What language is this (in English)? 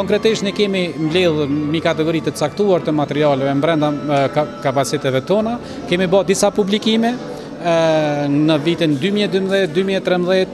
Romanian